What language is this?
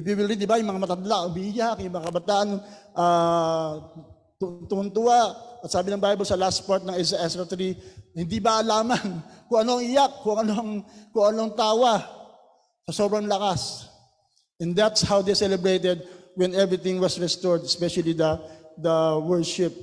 Filipino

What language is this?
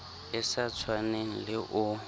Southern Sotho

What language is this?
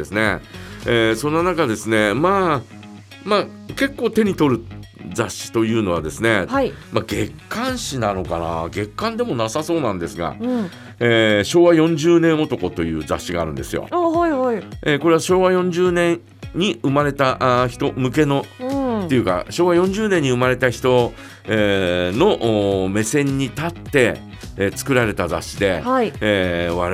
Japanese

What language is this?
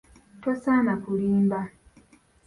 Ganda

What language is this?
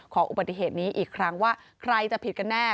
Thai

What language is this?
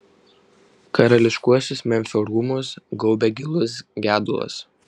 Lithuanian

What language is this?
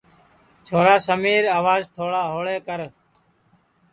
Sansi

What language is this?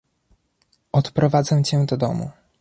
Polish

